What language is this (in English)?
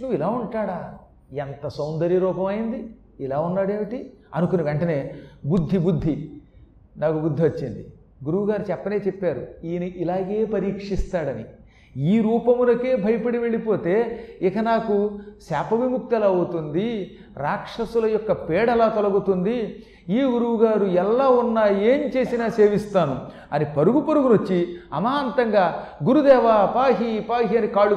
Telugu